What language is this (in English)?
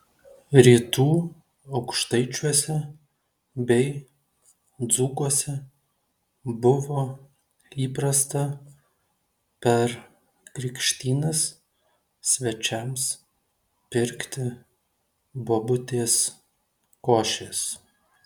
Lithuanian